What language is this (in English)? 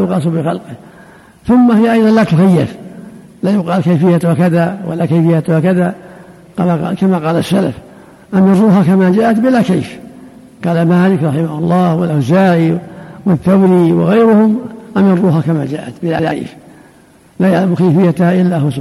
Arabic